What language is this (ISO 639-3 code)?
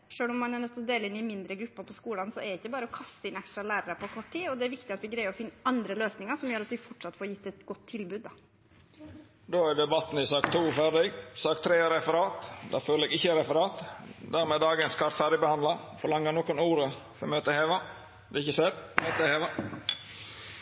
nor